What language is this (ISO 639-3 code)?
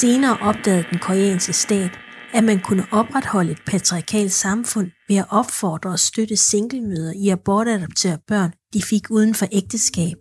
dan